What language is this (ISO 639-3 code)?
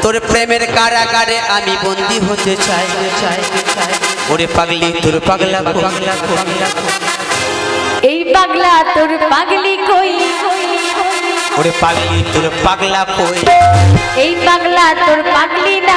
ara